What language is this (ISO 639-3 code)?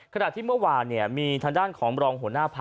tha